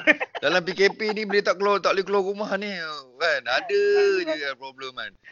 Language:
Malay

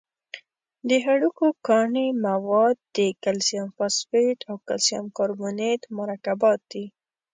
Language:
Pashto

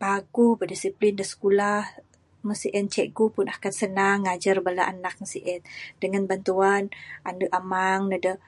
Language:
Bukar-Sadung Bidayuh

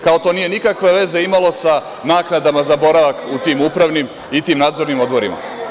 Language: Serbian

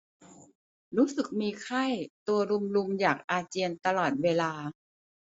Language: Thai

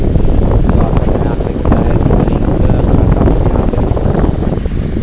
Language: Bhojpuri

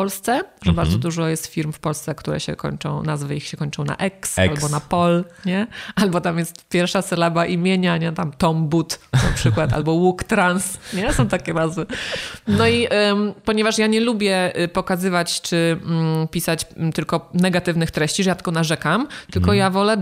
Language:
Polish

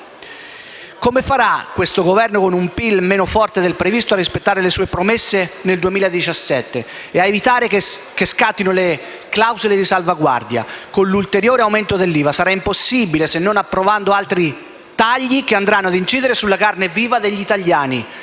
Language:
Italian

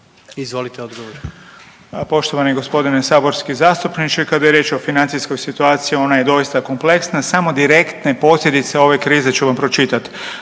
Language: Croatian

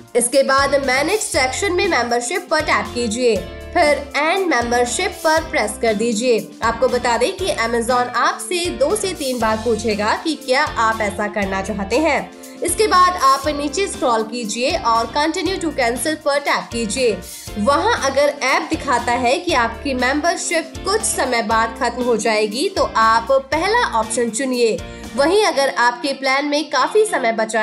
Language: Hindi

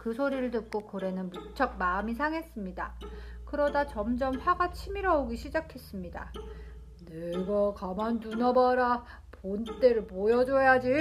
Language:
Korean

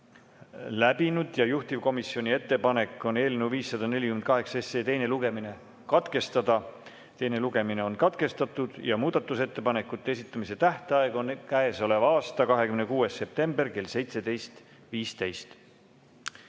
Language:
Estonian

